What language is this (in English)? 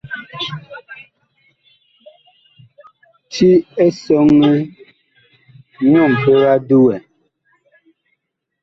Bakoko